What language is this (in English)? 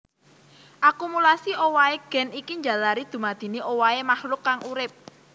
Javanese